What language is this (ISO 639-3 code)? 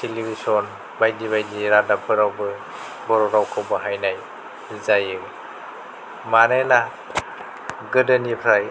brx